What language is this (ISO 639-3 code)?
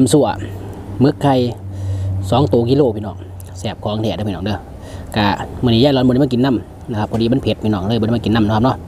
tha